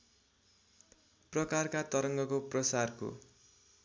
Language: Nepali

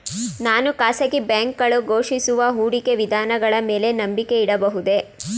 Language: Kannada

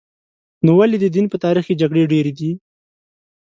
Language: Pashto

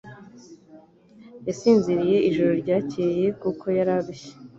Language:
Kinyarwanda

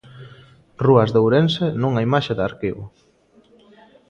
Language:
Galician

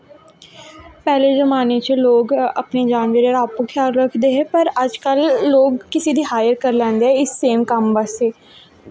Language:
Dogri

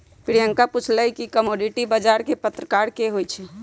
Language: Magahi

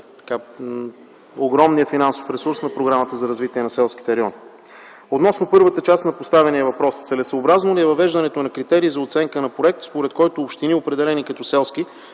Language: Bulgarian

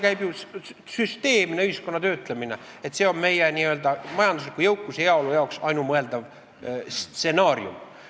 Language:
Estonian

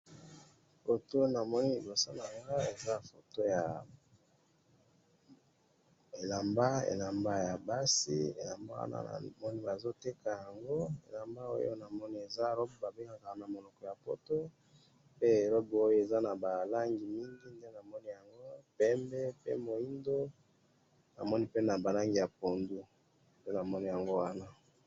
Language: Lingala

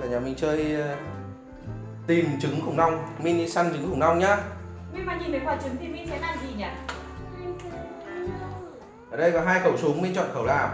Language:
Vietnamese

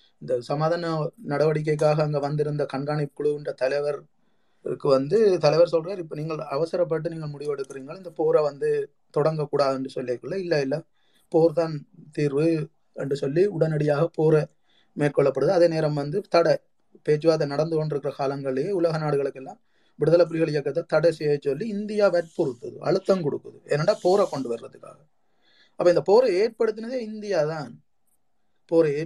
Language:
Tamil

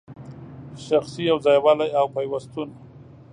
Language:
Pashto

